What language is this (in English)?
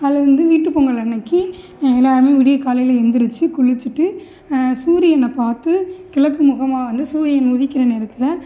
Tamil